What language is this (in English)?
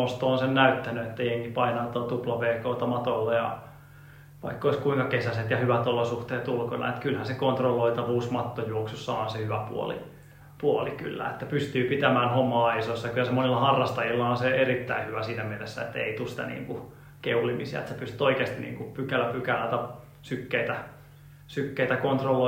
Finnish